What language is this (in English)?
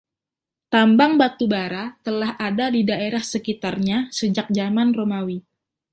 Indonesian